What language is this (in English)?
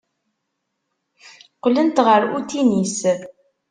Kabyle